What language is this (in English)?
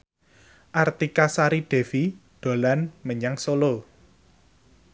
Javanese